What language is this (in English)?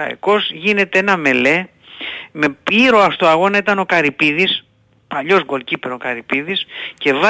Greek